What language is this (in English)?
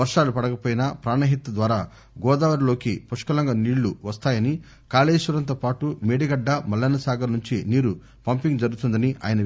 Telugu